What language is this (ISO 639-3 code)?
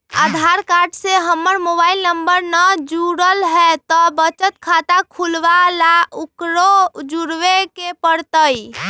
mag